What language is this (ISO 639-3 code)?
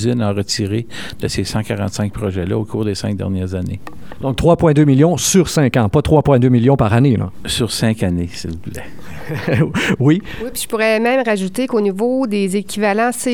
fra